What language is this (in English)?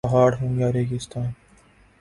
Urdu